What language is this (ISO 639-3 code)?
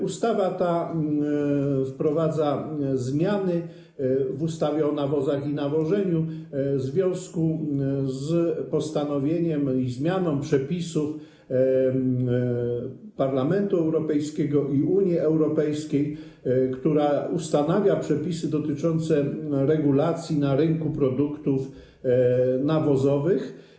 pol